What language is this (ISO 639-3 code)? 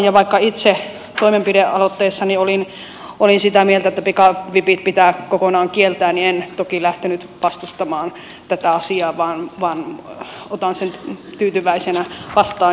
fin